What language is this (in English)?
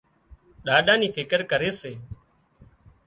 Wadiyara Koli